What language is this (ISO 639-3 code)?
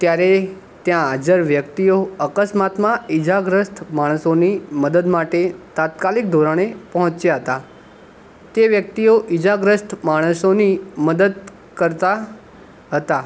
guj